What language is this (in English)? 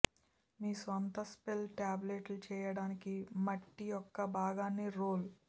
Telugu